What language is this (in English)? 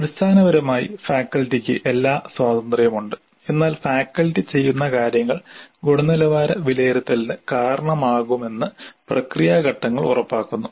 Malayalam